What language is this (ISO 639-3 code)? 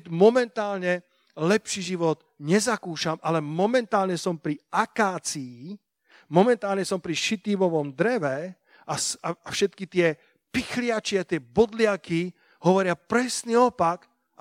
slk